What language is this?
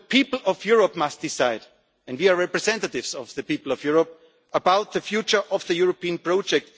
English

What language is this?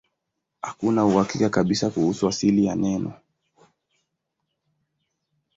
Swahili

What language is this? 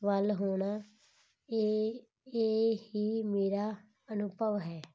Punjabi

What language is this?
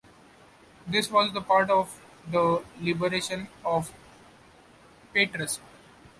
English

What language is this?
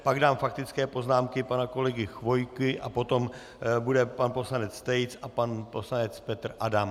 Czech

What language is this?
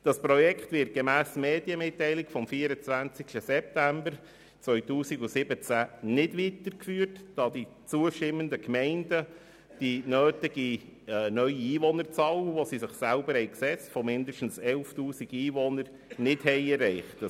Swiss German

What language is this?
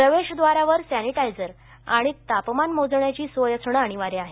Marathi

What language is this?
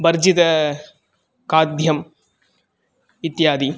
Sanskrit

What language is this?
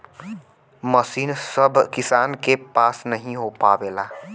Bhojpuri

